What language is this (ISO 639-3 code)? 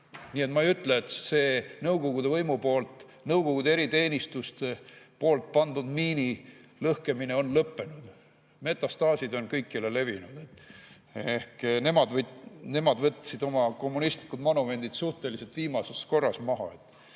est